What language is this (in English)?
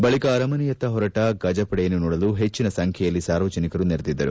Kannada